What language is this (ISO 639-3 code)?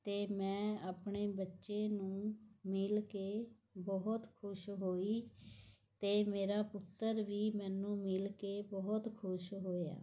pan